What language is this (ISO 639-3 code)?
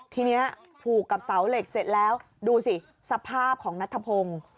tha